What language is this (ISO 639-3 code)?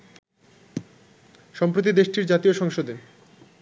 ben